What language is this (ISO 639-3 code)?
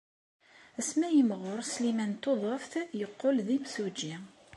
kab